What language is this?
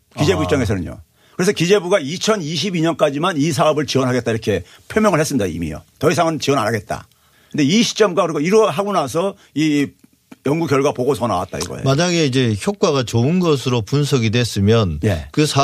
Korean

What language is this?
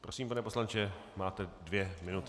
Czech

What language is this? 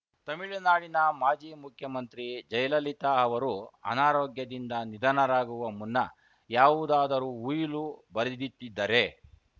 Kannada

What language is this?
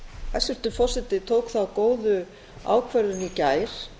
Icelandic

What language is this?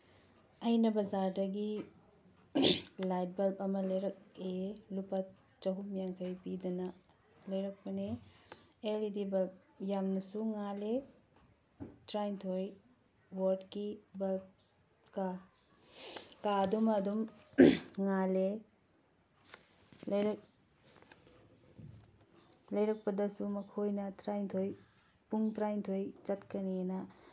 Manipuri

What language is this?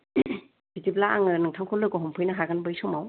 Bodo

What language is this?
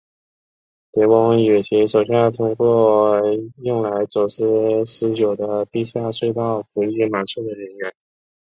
Chinese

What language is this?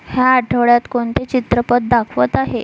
Marathi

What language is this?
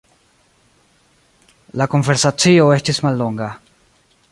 Esperanto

